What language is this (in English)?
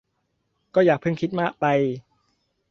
Thai